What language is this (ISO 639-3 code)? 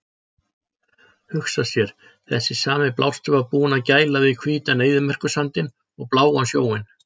isl